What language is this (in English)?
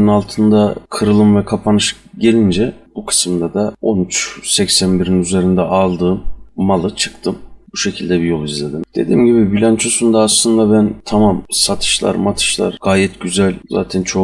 Turkish